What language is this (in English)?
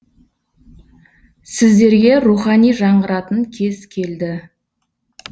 Kazakh